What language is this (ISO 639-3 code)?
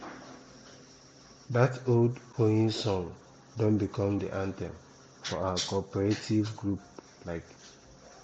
pcm